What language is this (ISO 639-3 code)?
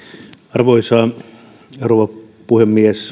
fin